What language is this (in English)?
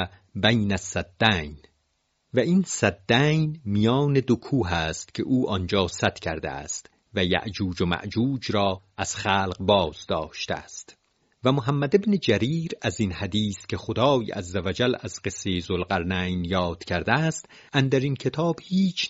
Persian